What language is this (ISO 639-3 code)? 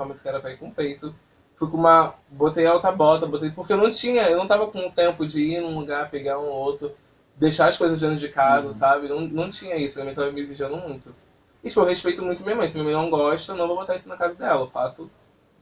por